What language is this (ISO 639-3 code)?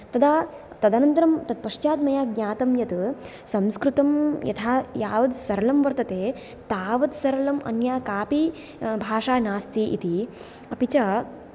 san